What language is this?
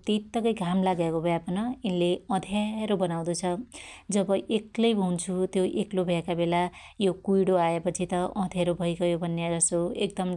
Dotyali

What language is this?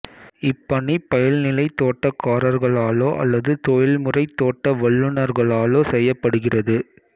Tamil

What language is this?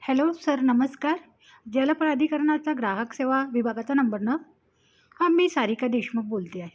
Marathi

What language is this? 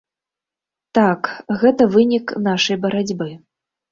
Belarusian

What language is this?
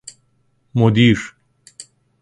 Persian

